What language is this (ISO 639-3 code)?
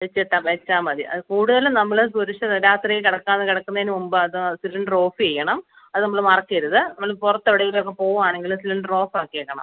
mal